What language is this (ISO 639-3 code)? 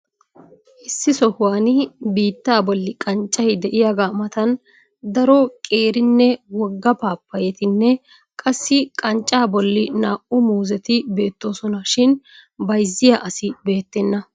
wal